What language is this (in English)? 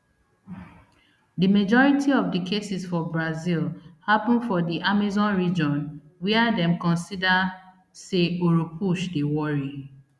Nigerian Pidgin